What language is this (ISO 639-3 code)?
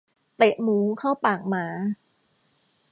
tha